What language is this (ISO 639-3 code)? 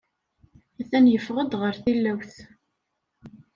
kab